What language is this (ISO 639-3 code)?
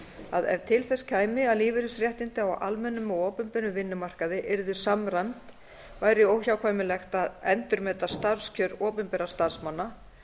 isl